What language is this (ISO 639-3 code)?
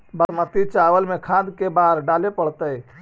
mag